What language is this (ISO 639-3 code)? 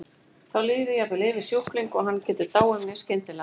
isl